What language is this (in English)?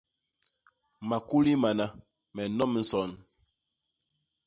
Basaa